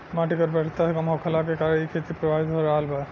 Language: Bhojpuri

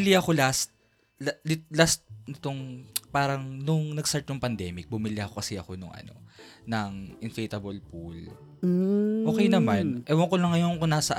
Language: Filipino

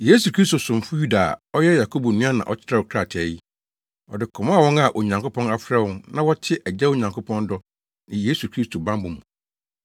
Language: Akan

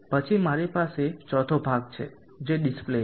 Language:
Gujarati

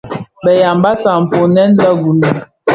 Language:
Bafia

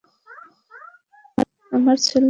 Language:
Bangla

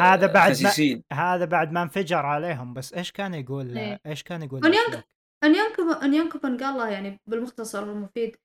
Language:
Arabic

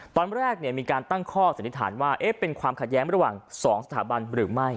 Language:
Thai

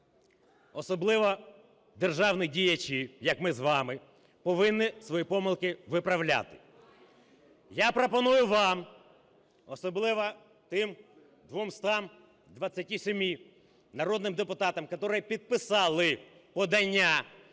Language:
Ukrainian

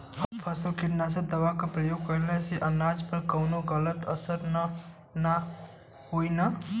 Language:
Bhojpuri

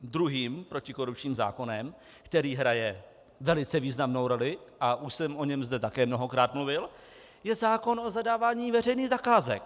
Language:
Czech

